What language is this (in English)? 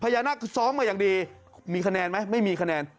Thai